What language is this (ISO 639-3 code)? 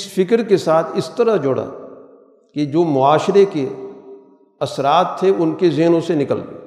urd